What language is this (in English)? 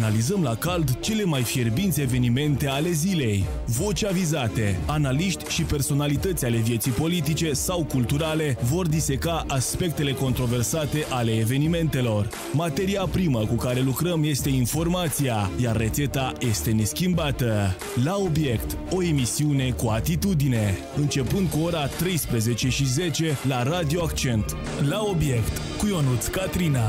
Romanian